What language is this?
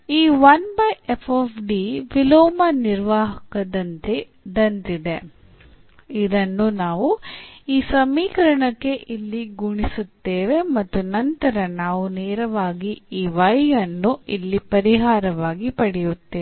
Kannada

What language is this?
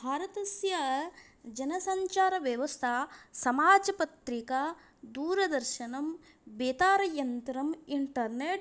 Sanskrit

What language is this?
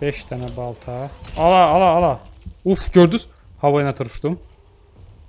Turkish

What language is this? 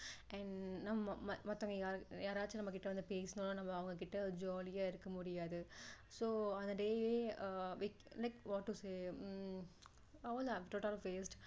Tamil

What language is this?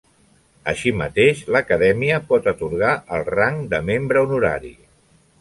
Catalan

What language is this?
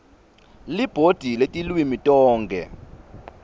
Swati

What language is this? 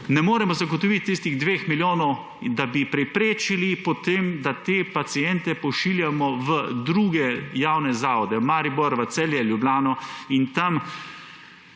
Slovenian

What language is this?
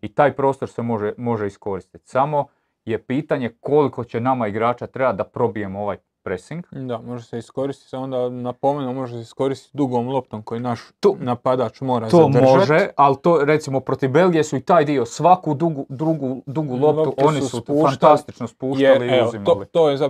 Croatian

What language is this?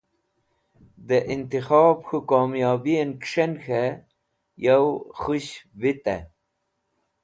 Wakhi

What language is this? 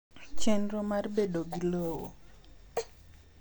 Luo (Kenya and Tanzania)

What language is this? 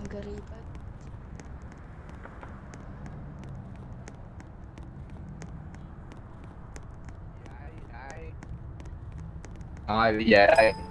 Vietnamese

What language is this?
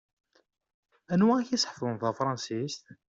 Kabyle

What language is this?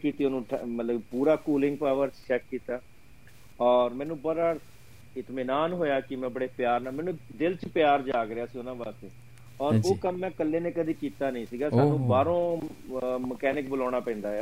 Punjabi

